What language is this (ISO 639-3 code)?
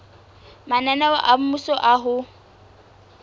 sot